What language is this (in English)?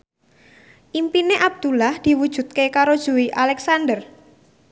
Javanese